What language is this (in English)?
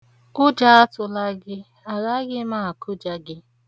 Igbo